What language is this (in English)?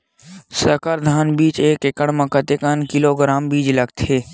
Chhattisgarhi